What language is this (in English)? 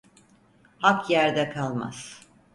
Turkish